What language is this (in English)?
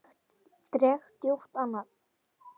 Icelandic